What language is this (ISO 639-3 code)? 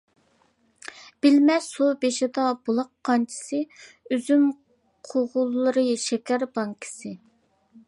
uig